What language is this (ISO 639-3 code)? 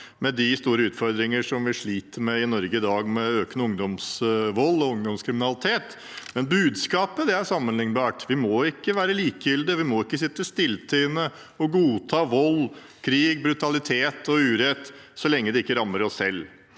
nor